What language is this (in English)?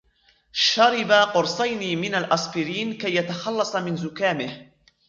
Arabic